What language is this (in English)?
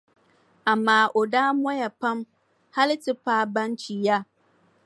Dagbani